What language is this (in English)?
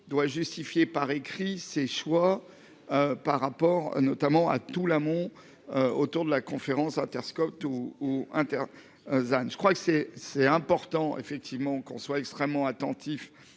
French